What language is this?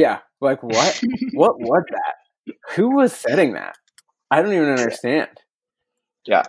English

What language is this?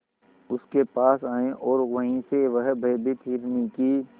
Hindi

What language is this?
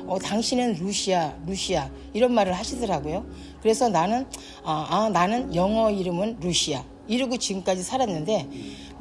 Korean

